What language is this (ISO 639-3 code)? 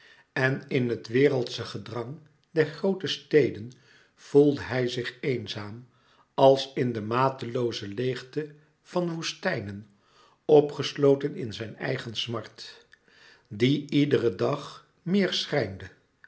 nld